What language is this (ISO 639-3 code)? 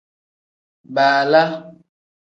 kdh